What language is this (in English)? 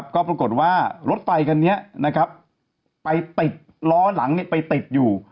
Thai